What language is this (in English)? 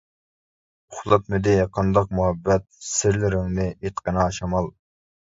Uyghur